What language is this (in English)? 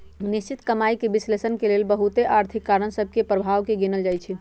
Magahi